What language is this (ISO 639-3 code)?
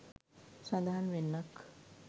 sin